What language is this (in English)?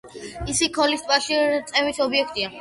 Georgian